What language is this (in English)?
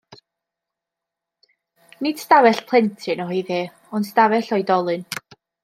Welsh